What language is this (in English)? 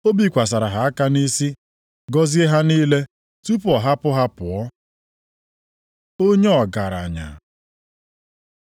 Igbo